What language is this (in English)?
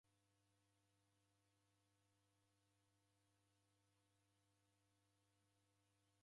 Taita